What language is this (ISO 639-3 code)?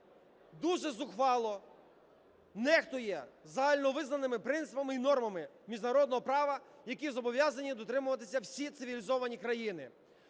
ukr